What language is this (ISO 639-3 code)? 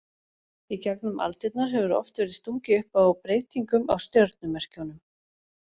isl